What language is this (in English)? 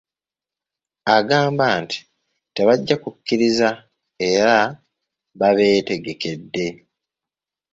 Ganda